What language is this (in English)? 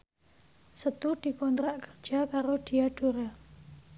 Javanese